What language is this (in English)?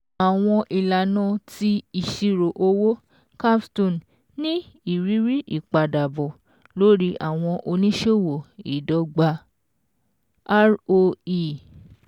Yoruba